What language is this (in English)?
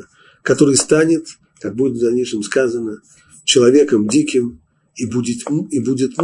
Russian